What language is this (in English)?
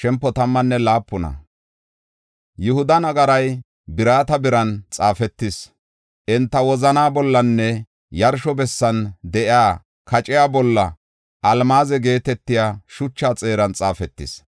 Gofa